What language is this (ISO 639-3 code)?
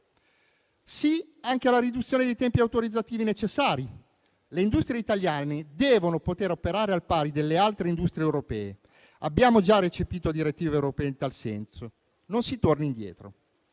ita